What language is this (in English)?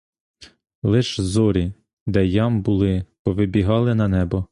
Ukrainian